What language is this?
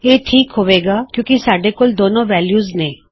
Punjabi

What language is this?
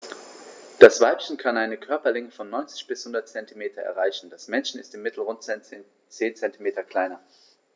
German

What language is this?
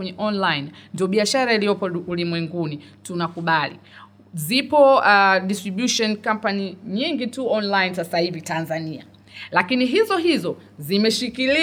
Swahili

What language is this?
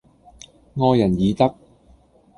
Cantonese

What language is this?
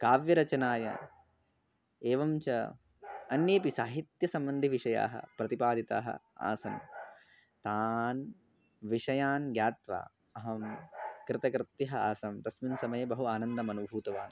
Sanskrit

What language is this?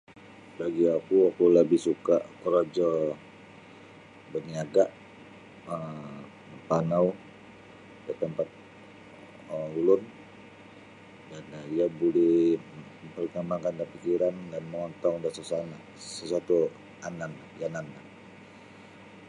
Sabah Bisaya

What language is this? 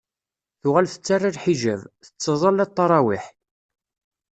Kabyle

